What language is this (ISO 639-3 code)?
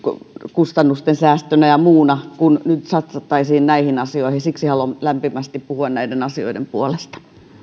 fin